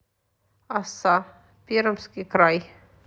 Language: Russian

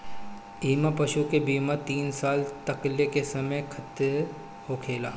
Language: Bhojpuri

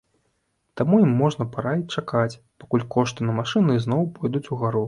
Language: Belarusian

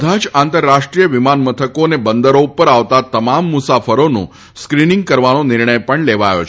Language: Gujarati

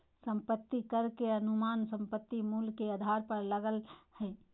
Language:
Magahi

